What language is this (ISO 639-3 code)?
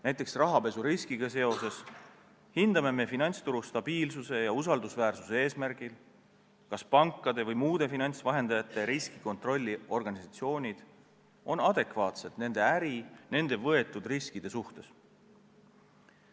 est